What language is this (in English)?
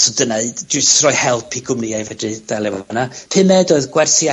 Welsh